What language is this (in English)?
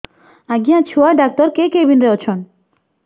Odia